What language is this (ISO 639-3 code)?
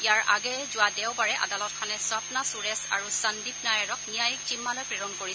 asm